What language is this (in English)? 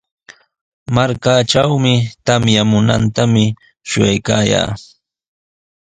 Sihuas Ancash Quechua